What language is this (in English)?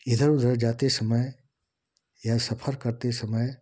Hindi